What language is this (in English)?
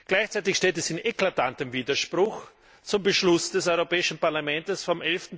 German